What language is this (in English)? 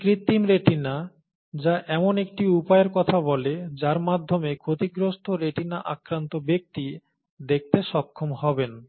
Bangla